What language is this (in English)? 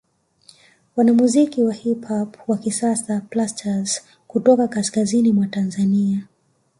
Swahili